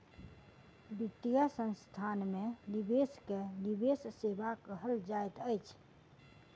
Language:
Maithili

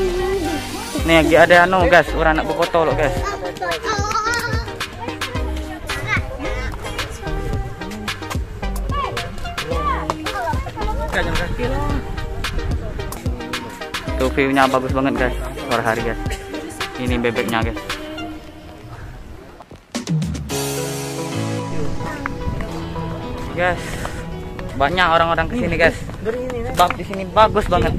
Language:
Indonesian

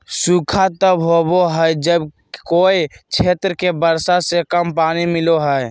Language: Magahi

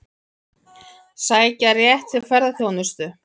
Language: Icelandic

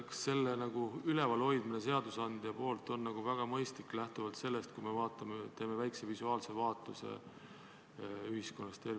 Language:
Estonian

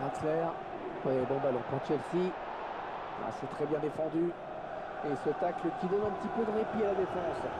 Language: French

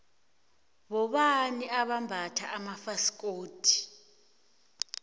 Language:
South Ndebele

